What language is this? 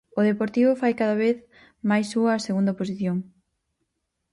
Galician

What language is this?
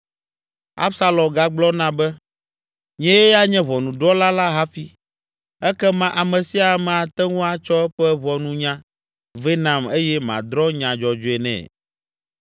Ewe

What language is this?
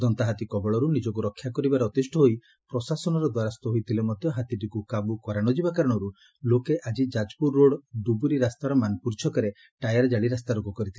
Odia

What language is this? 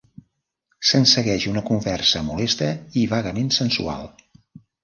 Catalan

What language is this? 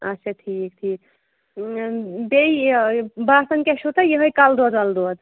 Kashmiri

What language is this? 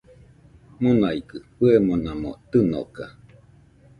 Nüpode Huitoto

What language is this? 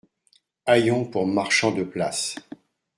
French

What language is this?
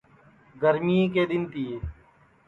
Sansi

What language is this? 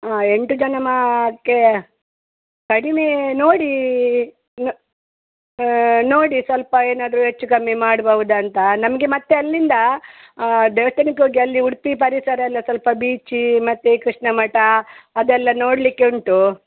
Kannada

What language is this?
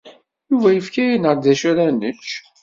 Kabyle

